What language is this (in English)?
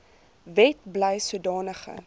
Afrikaans